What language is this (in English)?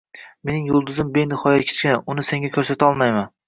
Uzbek